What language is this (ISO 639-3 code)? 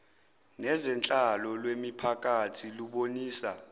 zul